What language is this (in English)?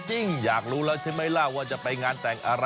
Thai